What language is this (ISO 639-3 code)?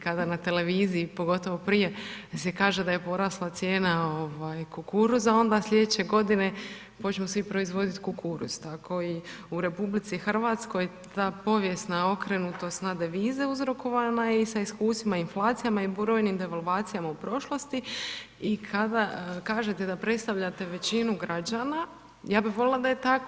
hrv